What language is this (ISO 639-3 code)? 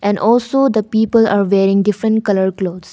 eng